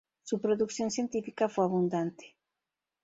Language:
Spanish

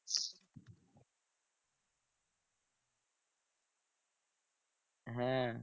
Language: Bangla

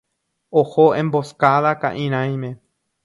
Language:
Guarani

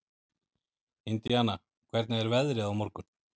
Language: Icelandic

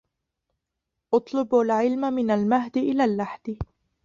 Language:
Arabic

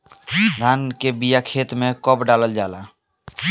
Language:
Bhojpuri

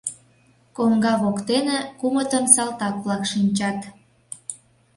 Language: Mari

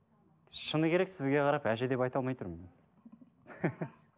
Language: Kazakh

